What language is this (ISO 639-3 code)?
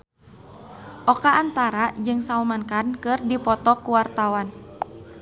sun